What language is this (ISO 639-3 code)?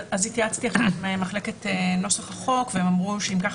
heb